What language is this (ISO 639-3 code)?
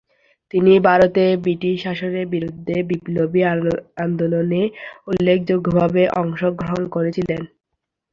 ben